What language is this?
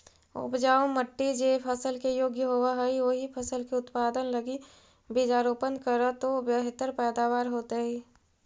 Magahi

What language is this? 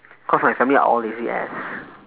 English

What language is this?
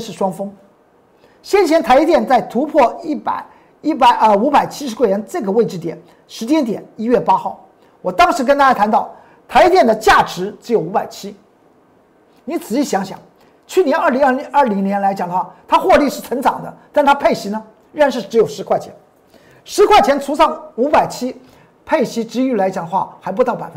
Chinese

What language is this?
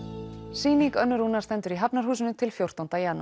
Icelandic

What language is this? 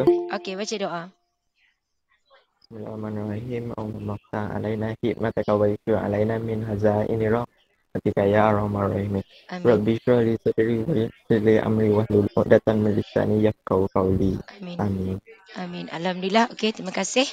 Malay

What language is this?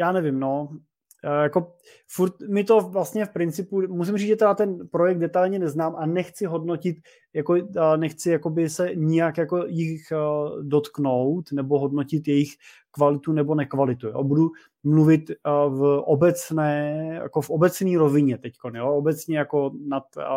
Czech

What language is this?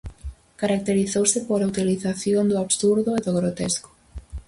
Galician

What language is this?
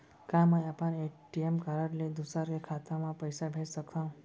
Chhattisgarhi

